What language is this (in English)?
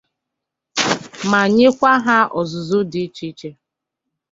Igbo